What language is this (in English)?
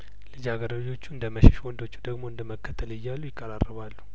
Amharic